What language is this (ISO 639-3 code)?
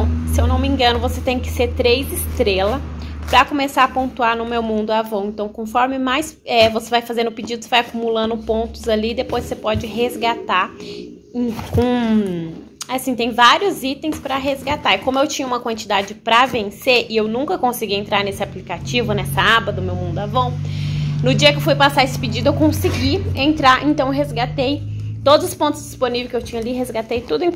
por